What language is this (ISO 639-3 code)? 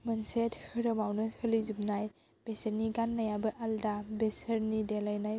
brx